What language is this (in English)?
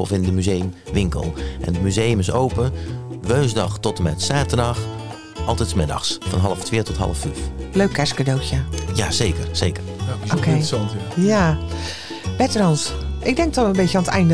Dutch